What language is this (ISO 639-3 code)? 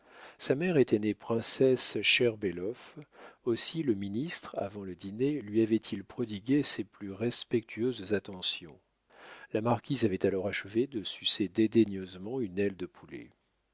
fra